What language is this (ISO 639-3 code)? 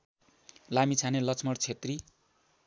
nep